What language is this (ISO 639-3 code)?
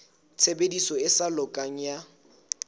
sot